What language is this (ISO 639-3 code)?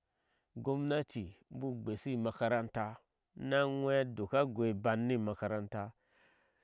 ahs